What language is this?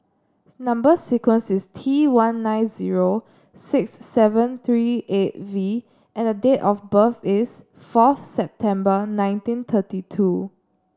English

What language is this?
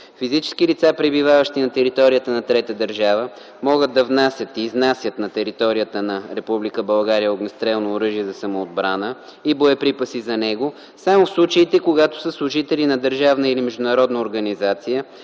Bulgarian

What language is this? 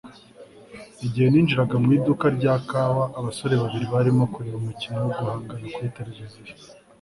Kinyarwanda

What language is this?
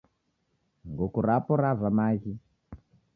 Taita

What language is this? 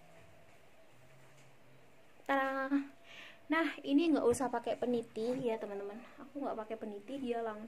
Indonesian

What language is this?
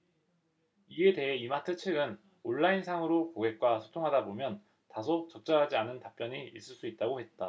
Korean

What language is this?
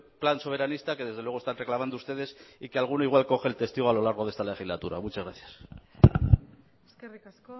Spanish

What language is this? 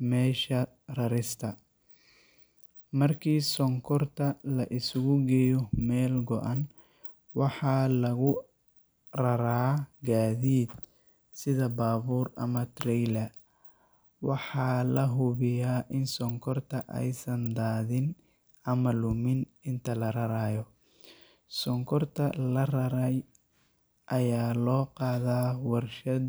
Somali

